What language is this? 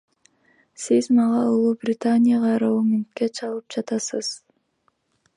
Kyrgyz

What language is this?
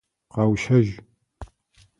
Adyghe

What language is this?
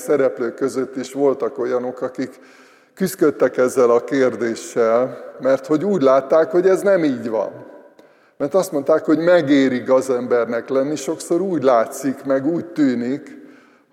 Hungarian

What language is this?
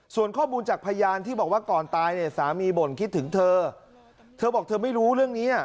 Thai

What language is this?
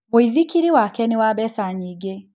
Kikuyu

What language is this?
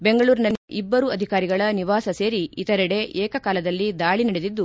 Kannada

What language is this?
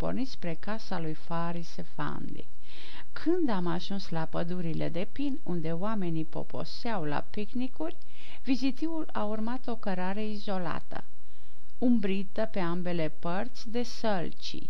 Romanian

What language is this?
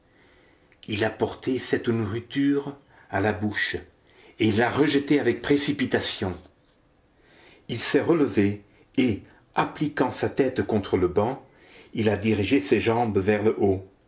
French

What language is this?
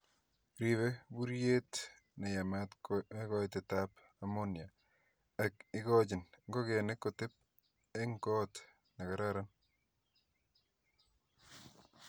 Kalenjin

